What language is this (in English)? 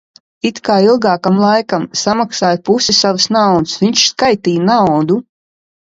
Latvian